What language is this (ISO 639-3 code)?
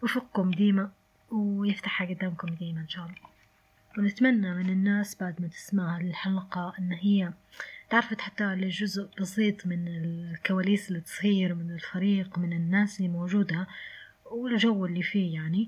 ara